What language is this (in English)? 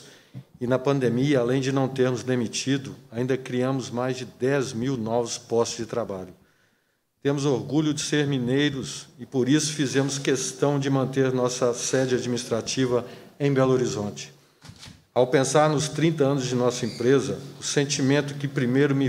Portuguese